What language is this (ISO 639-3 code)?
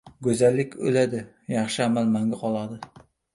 uzb